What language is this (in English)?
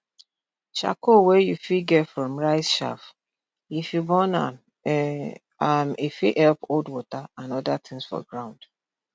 Nigerian Pidgin